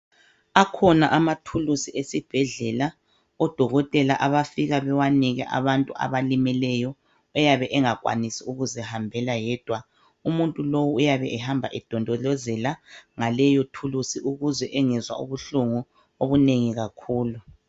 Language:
North Ndebele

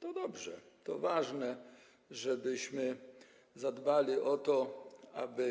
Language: Polish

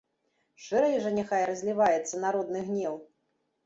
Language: Belarusian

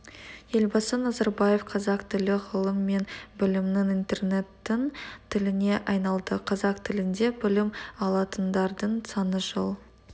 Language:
Kazakh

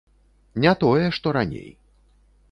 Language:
Belarusian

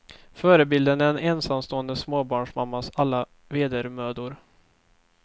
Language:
Swedish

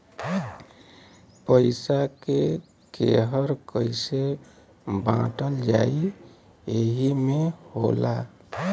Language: Bhojpuri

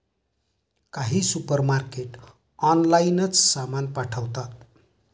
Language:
Marathi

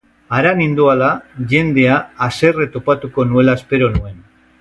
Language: Basque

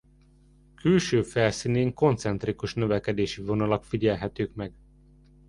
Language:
Hungarian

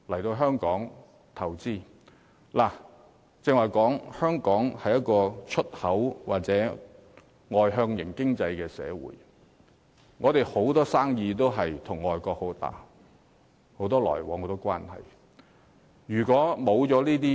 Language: Cantonese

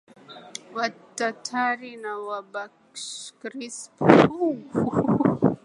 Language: Swahili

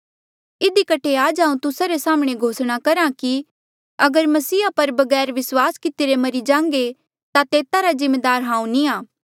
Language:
Mandeali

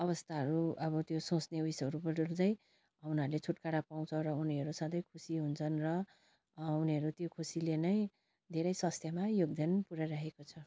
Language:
Nepali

